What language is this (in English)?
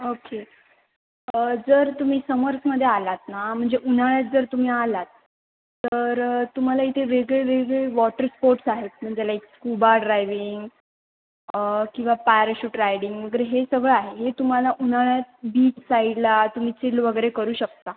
Marathi